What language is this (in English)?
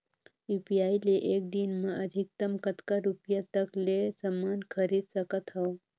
Chhattisgarhi